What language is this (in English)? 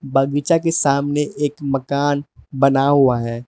Hindi